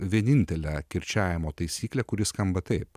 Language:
Lithuanian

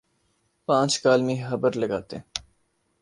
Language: Urdu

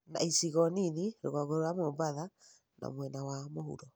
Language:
Kikuyu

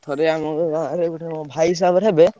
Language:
Odia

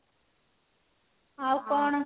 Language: Odia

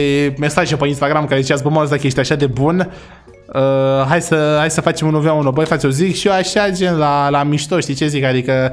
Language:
Romanian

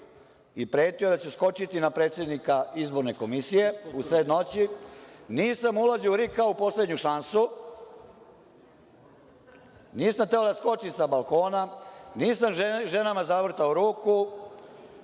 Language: Serbian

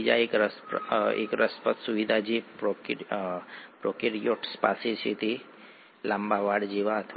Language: Gujarati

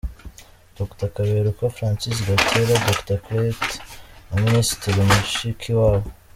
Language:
Kinyarwanda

